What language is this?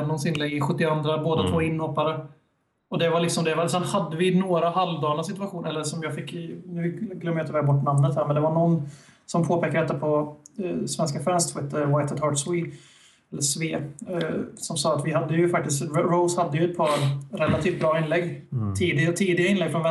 Swedish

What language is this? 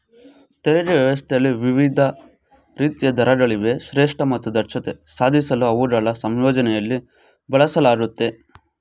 Kannada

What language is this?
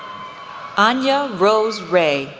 English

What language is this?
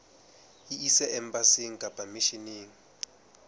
Southern Sotho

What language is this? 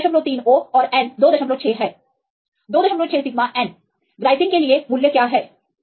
Hindi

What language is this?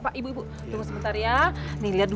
Indonesian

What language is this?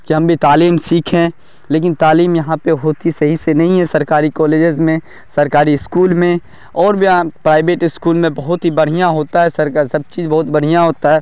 Urdu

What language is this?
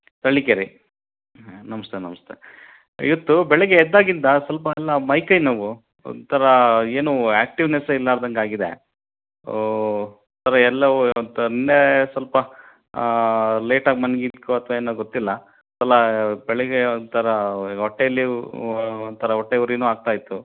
Kannada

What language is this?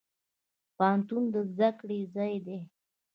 Pashto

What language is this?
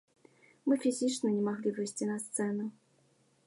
Belarusian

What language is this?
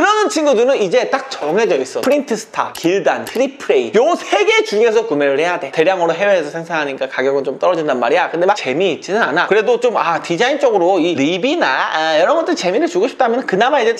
Korean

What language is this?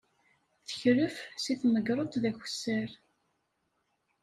Kabyle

